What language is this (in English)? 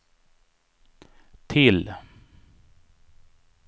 Swedish